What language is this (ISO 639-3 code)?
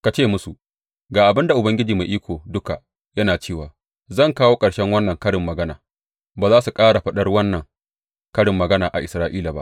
hau